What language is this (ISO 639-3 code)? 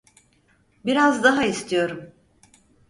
tur